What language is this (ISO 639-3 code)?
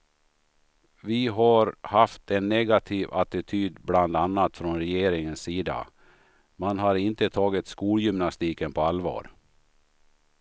swe